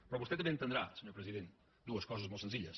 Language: Catalan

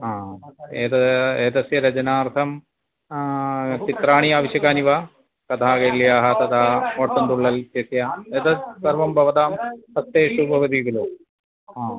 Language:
Sanskrit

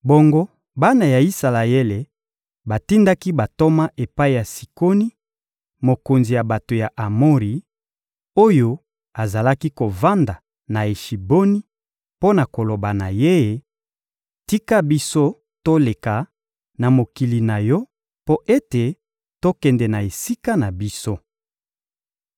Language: Lingala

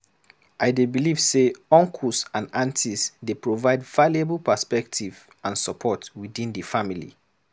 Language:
Nigerian Pidgin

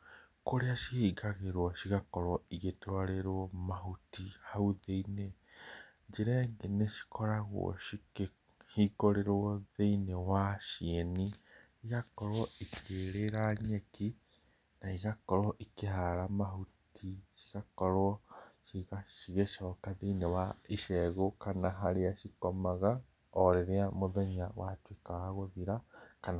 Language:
Kikuyu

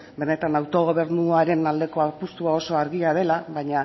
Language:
Basque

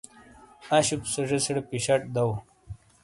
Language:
Shina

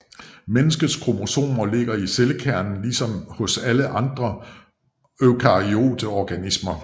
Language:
Danish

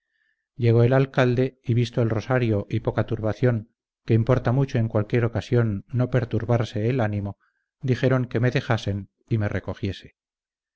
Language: Spanish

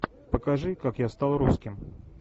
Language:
Russian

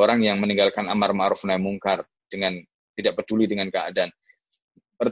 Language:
Indonesian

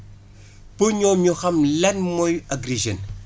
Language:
Wolof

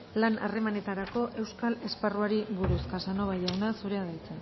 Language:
Basque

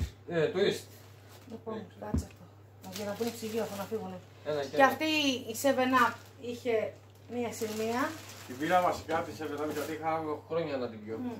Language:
Greek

